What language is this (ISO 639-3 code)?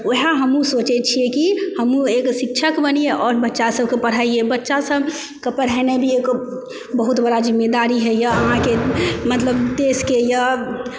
mai